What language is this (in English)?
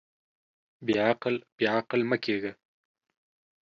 Pashto